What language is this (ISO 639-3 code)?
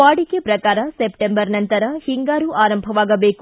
kan